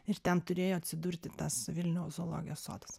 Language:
Lithuanian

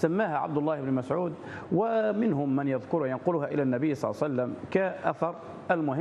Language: Arabic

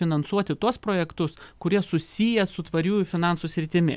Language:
Lithuanian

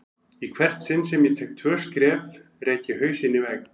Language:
Icelandic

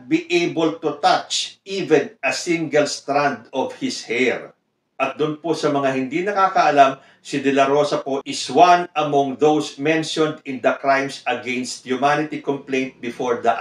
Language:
Filipino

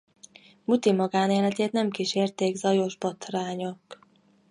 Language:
Hungarian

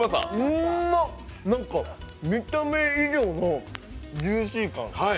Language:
Japanese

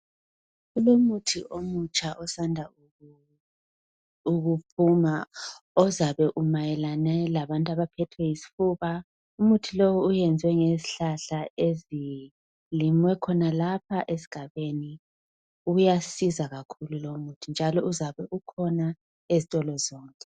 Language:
North Ndebele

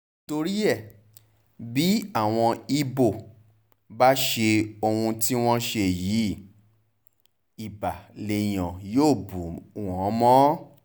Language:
Yoruba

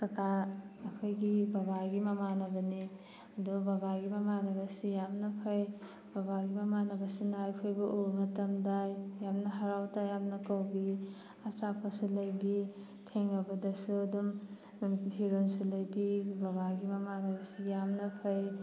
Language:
Manipuri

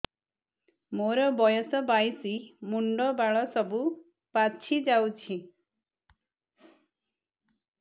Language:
Odia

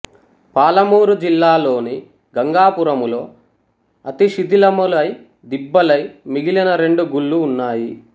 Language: Telugu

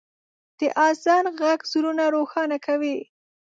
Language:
Pashto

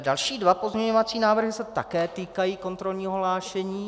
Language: Czech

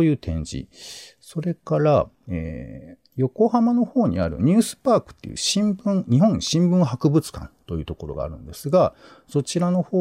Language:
Japanese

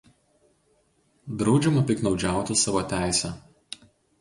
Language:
Lithuanian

